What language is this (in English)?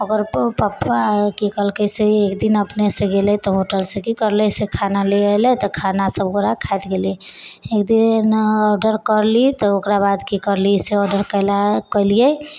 Maithili